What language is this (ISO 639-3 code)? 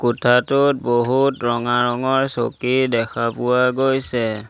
asm